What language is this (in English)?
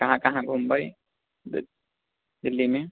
Maithili